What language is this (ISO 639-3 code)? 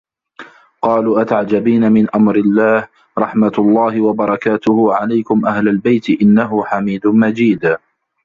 ara